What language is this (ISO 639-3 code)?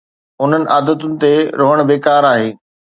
snd